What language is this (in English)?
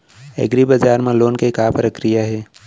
Chhattisgarhi